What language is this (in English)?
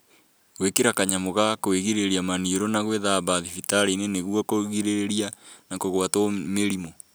Kikuyu